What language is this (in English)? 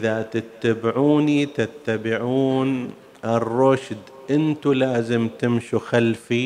Arabic